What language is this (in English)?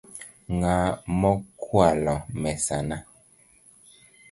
Luo (Kenya and Tanzania)